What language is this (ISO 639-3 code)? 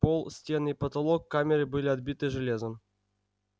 rus